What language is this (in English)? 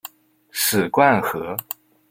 Chinese